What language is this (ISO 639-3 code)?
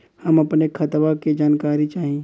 bho